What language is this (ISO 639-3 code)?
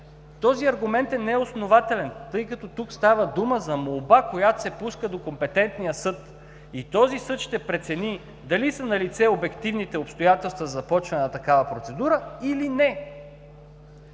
bul